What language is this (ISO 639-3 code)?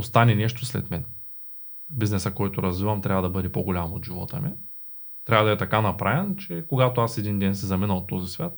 bul